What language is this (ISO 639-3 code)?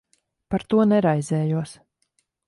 lav